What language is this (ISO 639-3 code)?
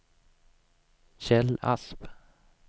swe